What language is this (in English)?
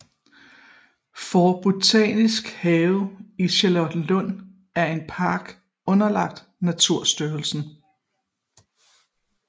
Danish